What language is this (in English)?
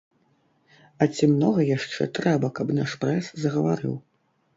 Belarusian